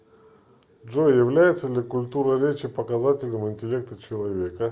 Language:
Russian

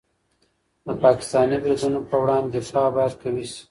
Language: Pashto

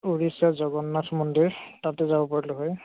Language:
Assamese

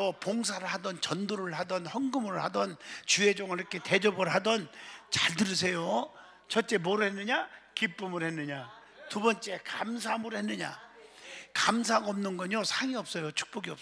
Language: Korean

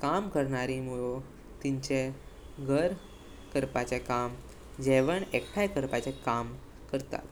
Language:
Konkani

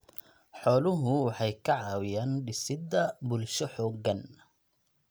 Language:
Somali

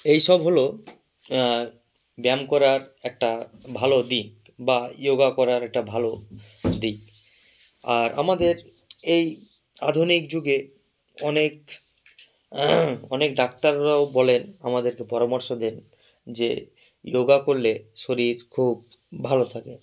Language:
Bangla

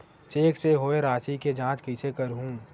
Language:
Chhattisgarhi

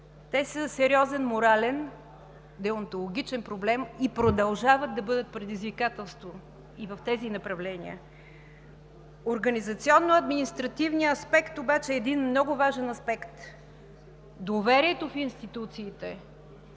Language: Bulgarian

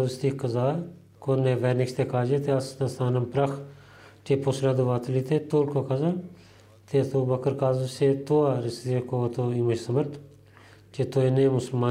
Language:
Bulgarian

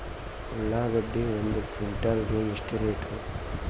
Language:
Kannada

